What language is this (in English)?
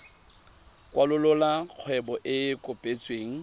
Tswana